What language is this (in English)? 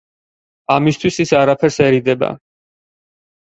Georgian